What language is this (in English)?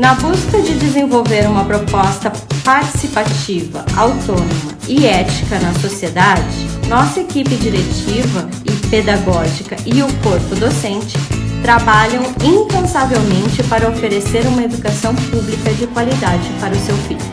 Portuguese